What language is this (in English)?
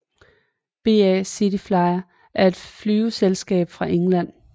Danish